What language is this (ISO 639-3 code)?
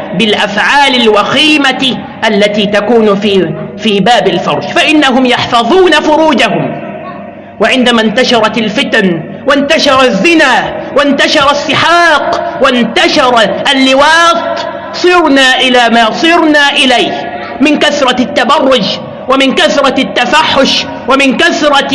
ara